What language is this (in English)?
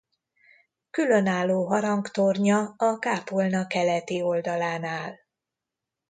Hungarian